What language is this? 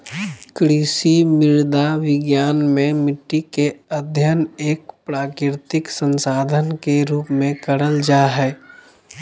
Magahi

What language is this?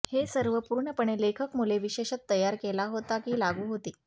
Marathi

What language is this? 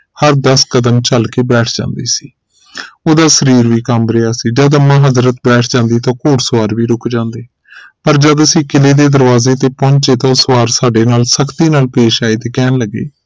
Punjabi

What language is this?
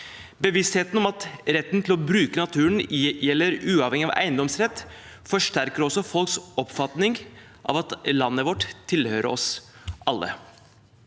Norwegian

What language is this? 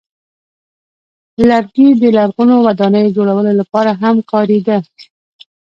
Pashto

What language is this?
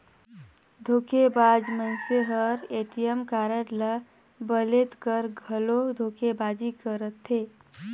Chhattisgarhi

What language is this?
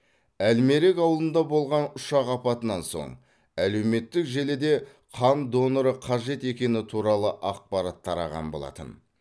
Kazakh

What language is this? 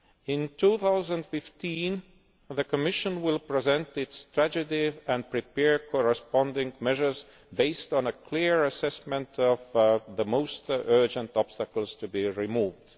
English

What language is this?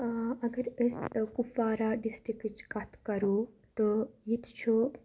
Kashmiri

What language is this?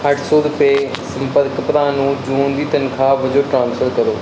Punjabi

